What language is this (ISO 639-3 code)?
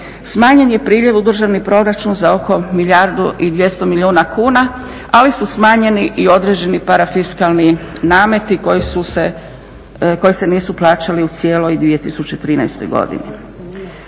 hrv